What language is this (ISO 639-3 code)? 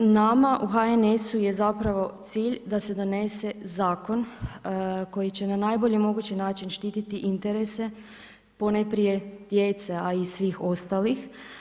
hrv